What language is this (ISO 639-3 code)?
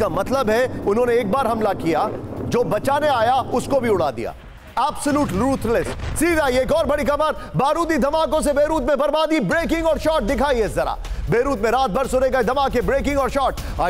hin